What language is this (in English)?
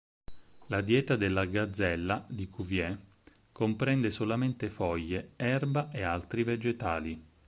Italian